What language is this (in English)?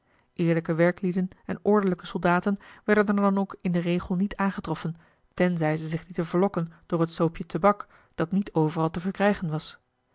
Dutch